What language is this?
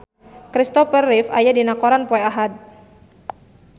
Sundanese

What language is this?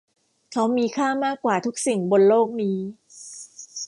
Thai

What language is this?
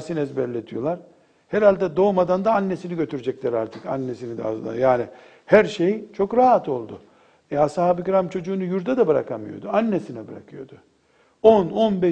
Turkish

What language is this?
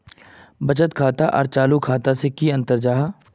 Magahi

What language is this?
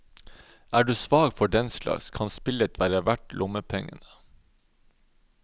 Norwegian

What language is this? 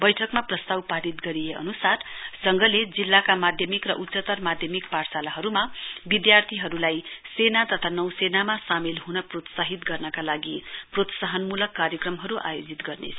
Nepali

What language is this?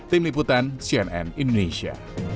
Indonesian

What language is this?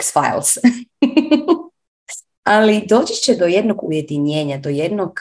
Croatian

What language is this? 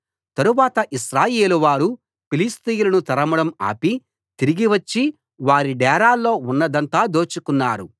Telugu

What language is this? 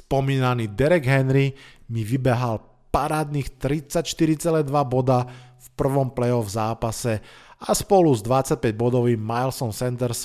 Slovak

